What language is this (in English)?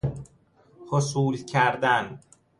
Persian